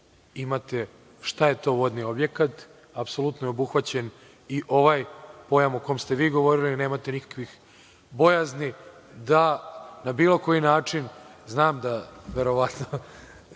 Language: Serbian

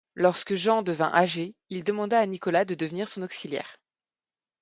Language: French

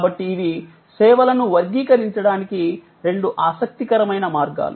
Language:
Telugu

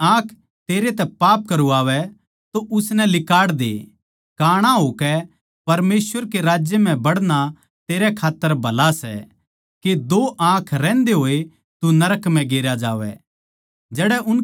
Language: Haryanvi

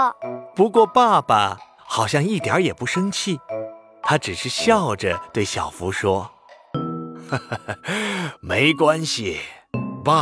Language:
Chinese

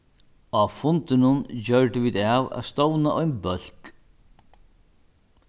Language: Faroese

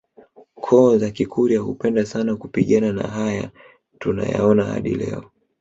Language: Swahili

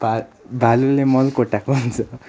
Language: Nepali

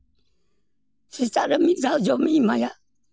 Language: Santali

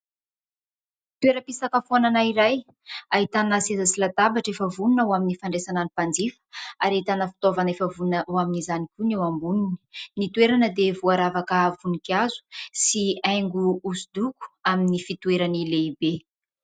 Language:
Malagasy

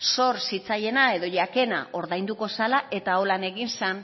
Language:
Basque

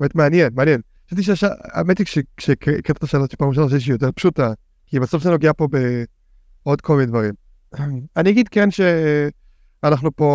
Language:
Hebrew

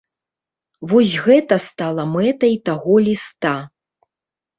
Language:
Belarusian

